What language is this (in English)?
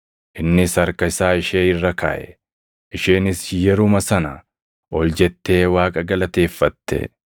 Oromo